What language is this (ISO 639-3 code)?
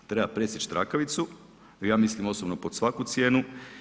hrv